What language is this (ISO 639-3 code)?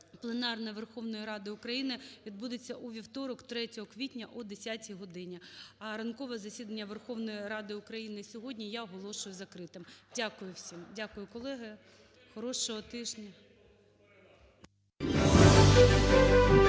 ukr